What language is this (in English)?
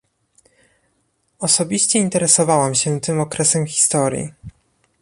Polish